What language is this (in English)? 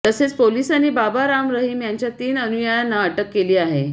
Marathi